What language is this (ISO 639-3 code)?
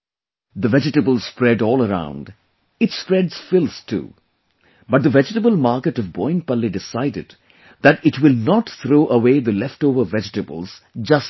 eng